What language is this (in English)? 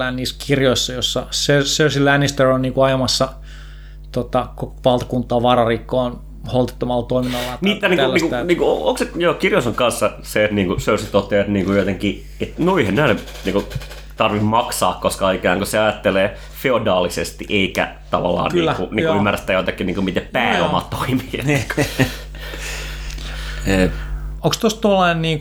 Finnish